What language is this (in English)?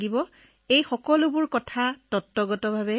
Assamese